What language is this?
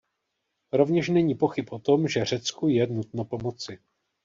Czech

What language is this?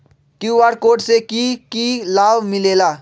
Magahi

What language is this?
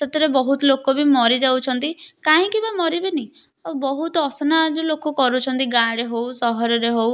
Odia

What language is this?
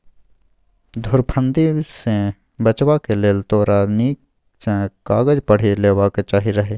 Maithili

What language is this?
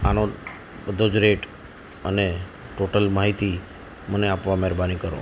Gujarati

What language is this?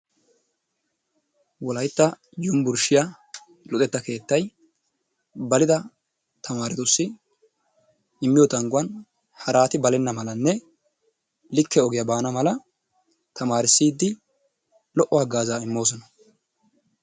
Wolaytta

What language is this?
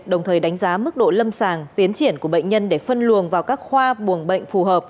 Vietnamese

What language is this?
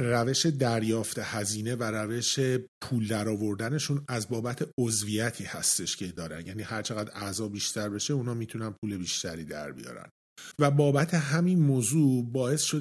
Persian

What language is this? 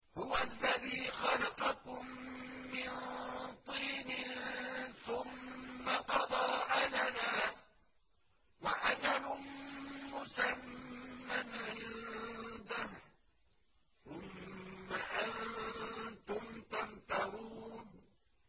Arabic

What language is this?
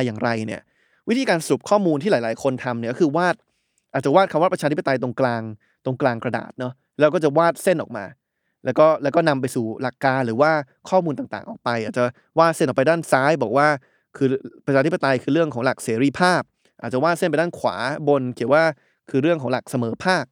Thai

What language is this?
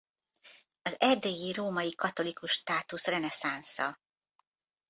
Hungarian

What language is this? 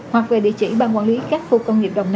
Vietnamese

